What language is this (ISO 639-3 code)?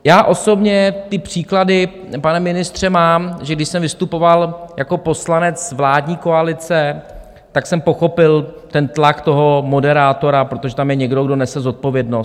ces